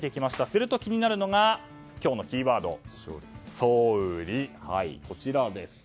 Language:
Japanese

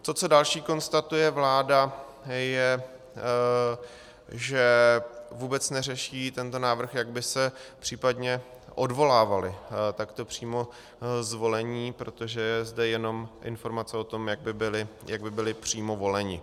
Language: Czech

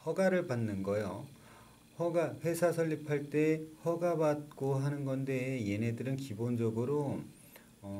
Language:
Korean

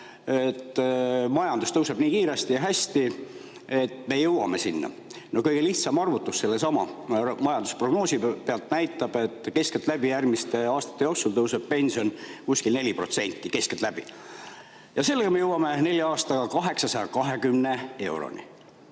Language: Estonian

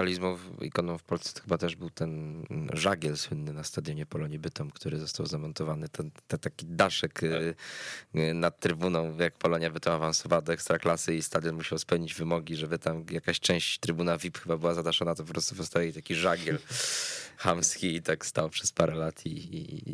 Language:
Polish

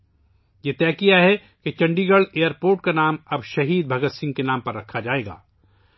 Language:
Urdu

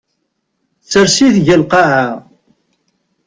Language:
Kabyle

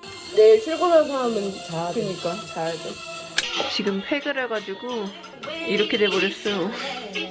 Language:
Korean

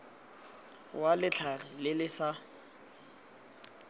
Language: Tswana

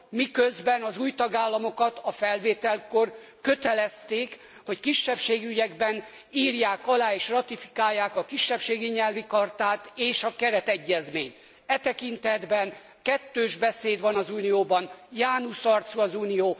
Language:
Hungarian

